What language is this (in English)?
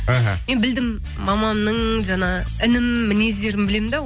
Kazakh